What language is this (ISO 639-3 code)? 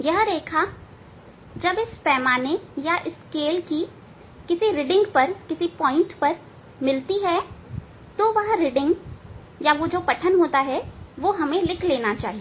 hin